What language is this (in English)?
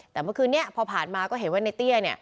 Thai